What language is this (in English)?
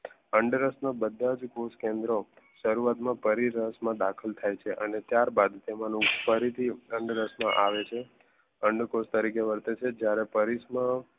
Gujarati